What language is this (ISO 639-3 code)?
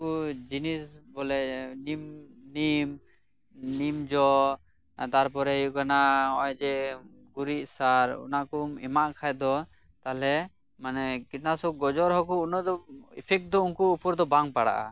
sat